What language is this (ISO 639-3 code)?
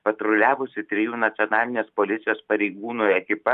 lit